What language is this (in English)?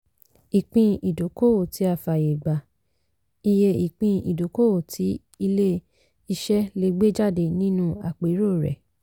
Yoruba